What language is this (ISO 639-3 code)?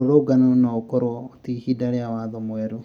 kik